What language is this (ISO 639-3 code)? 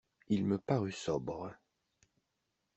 fra